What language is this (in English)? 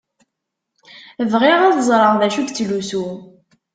Kabyle